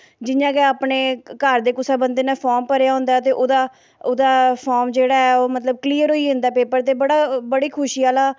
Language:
Dogri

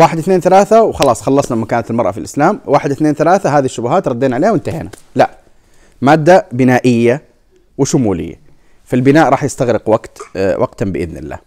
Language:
Arabic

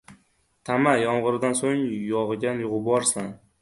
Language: Uzbek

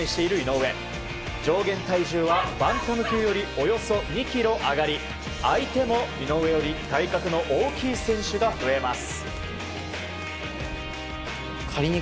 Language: Japanese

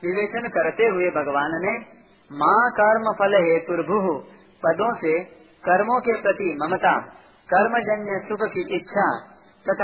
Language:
Hindi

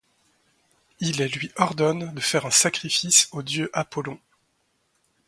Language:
French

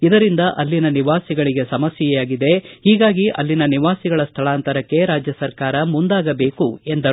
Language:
Kannada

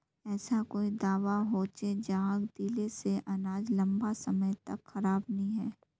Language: Magahi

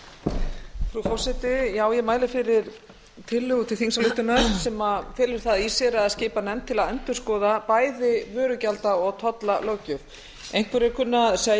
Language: Icelandic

